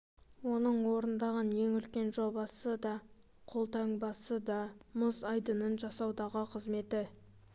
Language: Kazakh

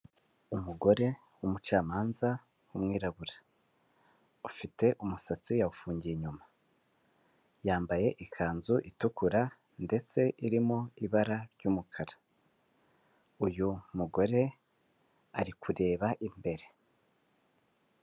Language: Kinyarwanda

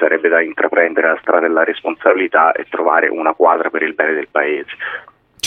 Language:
Italian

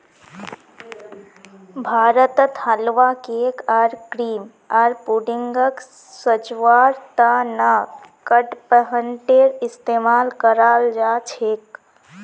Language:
Magahi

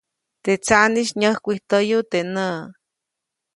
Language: Copainalá Zoque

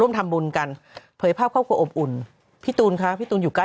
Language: Thai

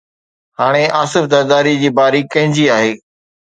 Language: Sindhi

